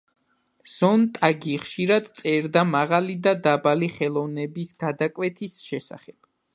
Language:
Georgian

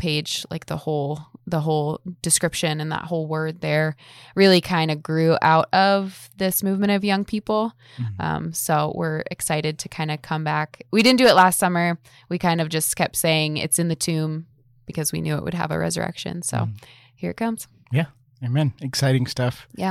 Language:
English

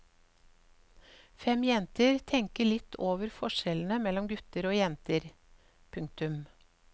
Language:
Norwegian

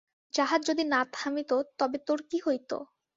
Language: Bangla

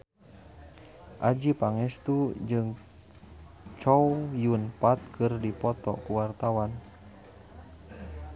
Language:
Sundanese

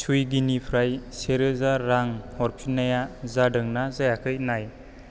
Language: Bodo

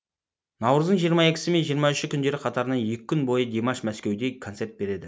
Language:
Kazakh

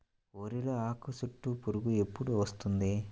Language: Telugu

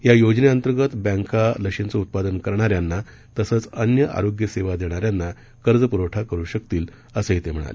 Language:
Marathi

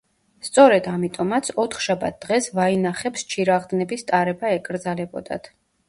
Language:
Georgian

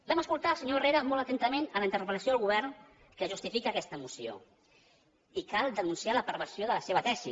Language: Catalan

